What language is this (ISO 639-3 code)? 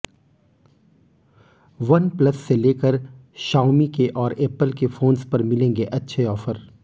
hin